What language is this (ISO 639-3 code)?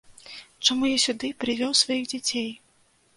bel